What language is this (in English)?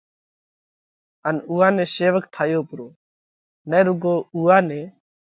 Parkari Koli